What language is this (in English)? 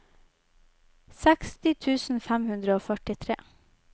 Norwegian